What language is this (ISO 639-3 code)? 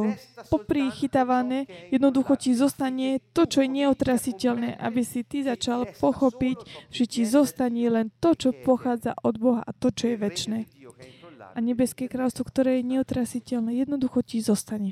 slk